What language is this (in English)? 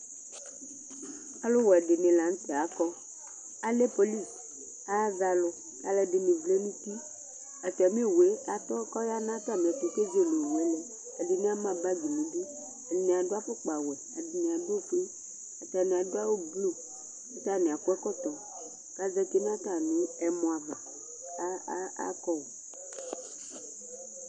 Ikposo